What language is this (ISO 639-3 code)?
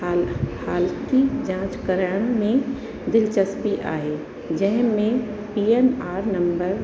snd